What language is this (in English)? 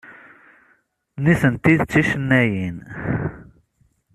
Kabyle